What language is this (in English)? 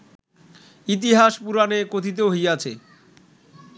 Bangla